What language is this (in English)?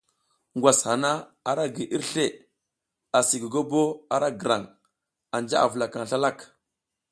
South Giziga